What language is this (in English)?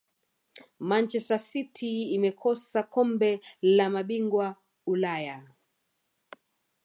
Swahili